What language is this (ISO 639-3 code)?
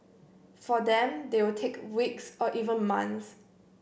eng